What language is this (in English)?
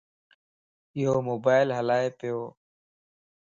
Lasi